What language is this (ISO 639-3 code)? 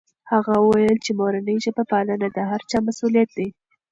pus